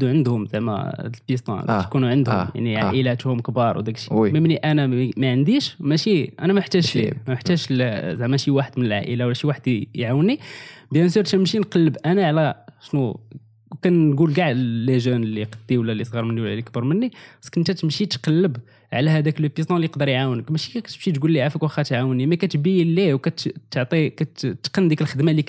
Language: Arabic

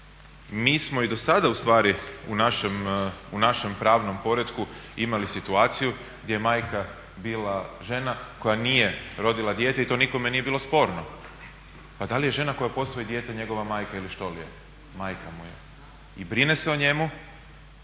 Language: Croatian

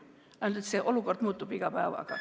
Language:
Estonian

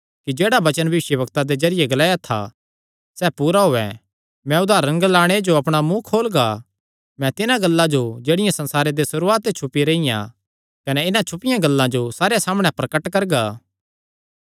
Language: Kangri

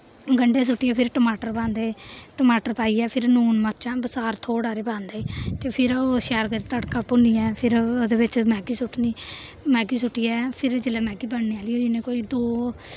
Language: Dogri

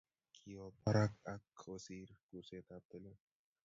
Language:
Kalenjin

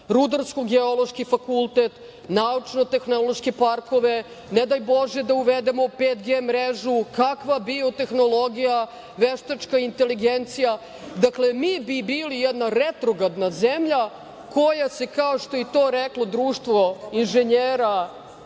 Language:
Serbian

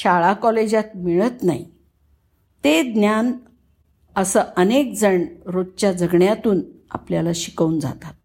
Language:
Marathi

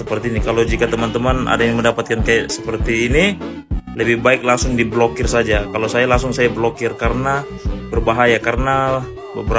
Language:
Indonesian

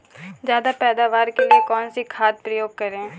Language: Hindi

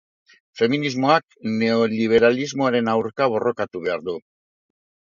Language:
Basque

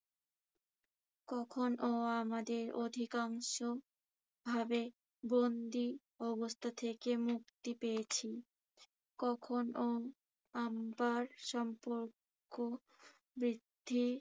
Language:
Bangla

